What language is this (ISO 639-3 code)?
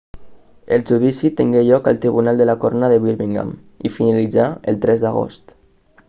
cat